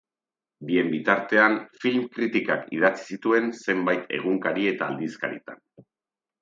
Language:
Basque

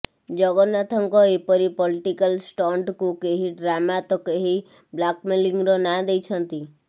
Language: Odia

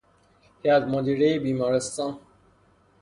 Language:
Persian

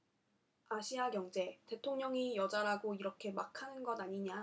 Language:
Korean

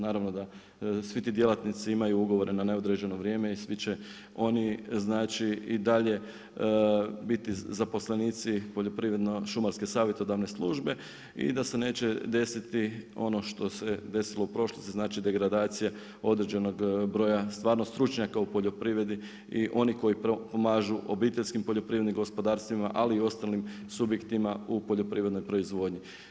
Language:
Croatian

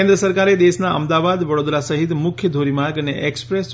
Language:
Gujarati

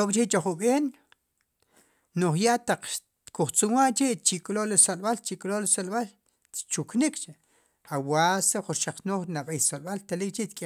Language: Sipacapense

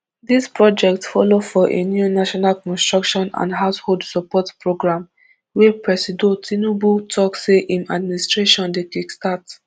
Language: Nigerian Pidgin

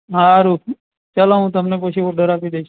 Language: Gujarati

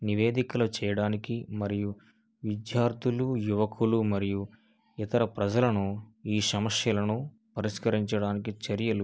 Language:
Telugu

